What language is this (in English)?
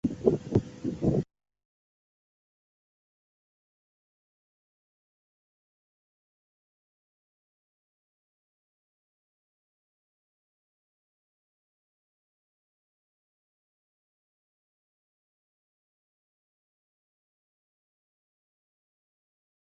Chinese